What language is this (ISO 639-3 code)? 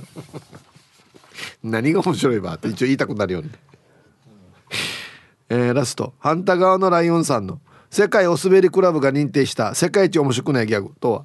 jpn